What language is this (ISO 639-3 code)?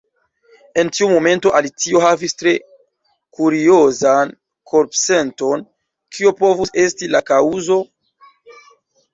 epo